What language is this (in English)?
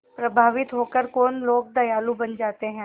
Hindi